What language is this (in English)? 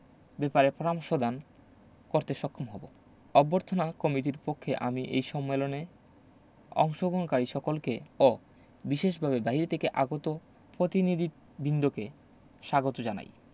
Bangla